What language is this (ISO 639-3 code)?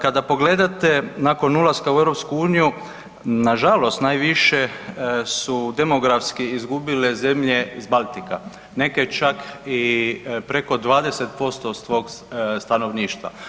hrv